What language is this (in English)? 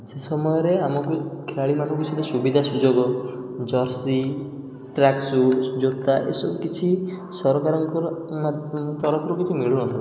Odia